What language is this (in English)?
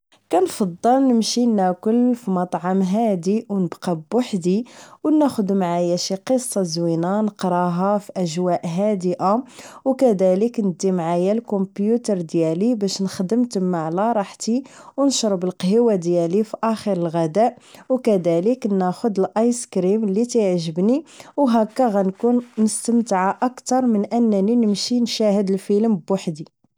Moroccan Arabic